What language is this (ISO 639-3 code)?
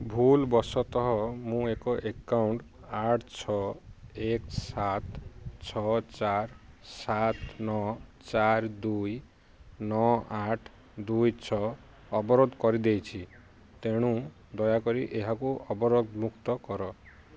ori